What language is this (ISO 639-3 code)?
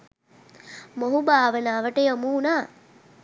sin